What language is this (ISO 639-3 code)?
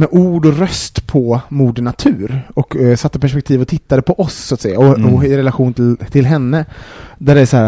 swe